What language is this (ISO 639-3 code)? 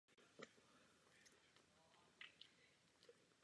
ces